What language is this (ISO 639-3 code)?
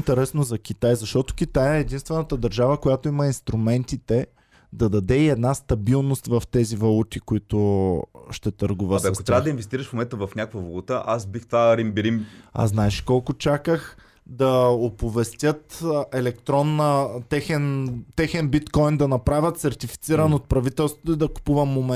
bul